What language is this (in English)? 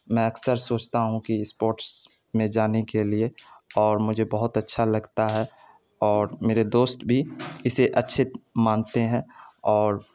Urdu